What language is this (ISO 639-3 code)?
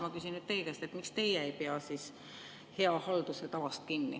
est